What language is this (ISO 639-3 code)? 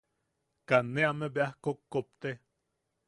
yaq